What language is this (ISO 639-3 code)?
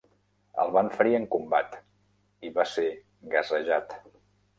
cat